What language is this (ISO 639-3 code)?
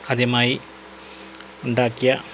mal